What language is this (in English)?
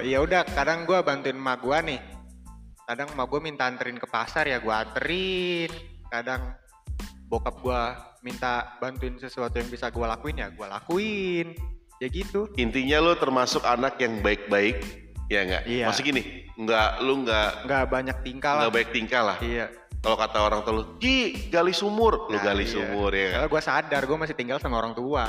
Indonesian